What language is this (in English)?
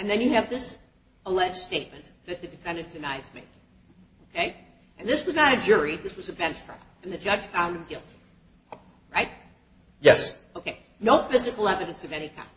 English